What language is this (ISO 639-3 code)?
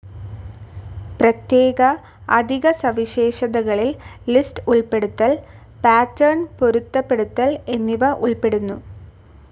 mal